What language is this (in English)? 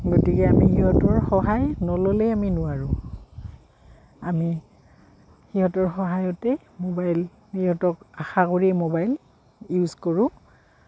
Assamese